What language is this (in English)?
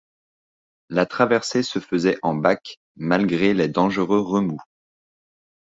French